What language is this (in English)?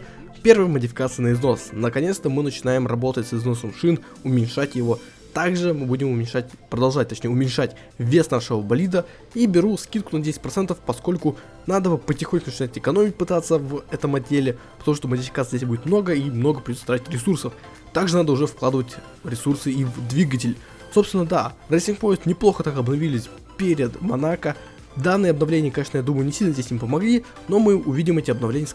Russian